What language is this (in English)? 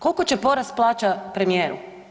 Croatian